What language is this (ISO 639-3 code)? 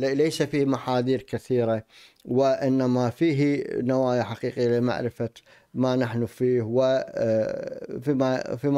ara